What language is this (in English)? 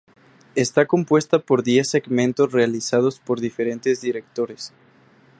Spanish